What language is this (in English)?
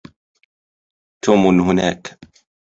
Arabic